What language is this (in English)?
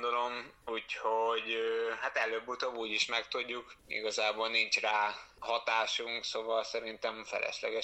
Hungarian